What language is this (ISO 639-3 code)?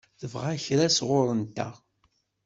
kab